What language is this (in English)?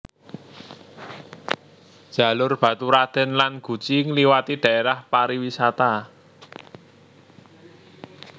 Javanese